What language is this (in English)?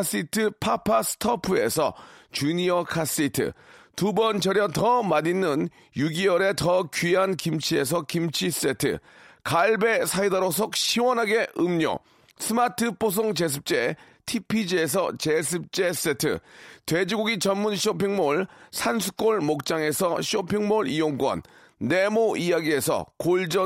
Korean